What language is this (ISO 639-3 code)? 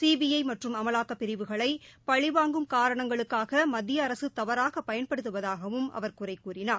tam